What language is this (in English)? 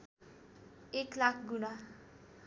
Nepali